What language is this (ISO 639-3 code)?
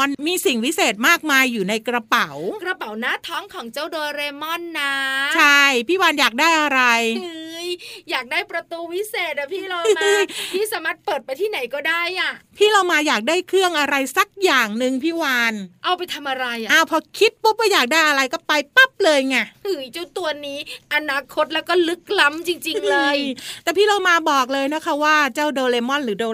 tha